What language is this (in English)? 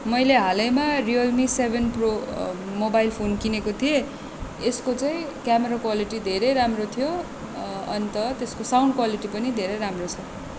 Nepali